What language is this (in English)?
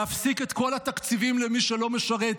Hebrew